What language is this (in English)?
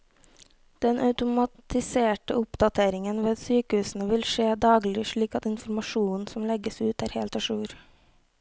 Norwegian